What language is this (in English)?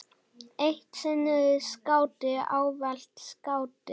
Icelandic